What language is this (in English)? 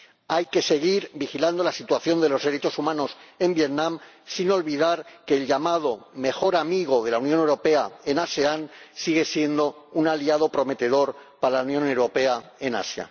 Spanish